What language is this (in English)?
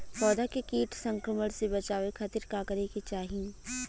Bhojpuri